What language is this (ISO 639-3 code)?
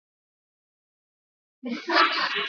swa